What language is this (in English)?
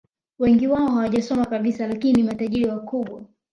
Swahili